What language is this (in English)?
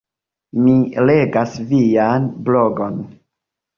Esperanto